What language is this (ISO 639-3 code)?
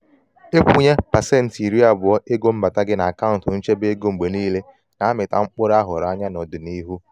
ibo